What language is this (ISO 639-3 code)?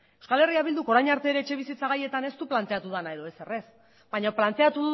eus